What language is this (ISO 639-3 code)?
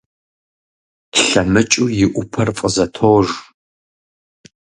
kbd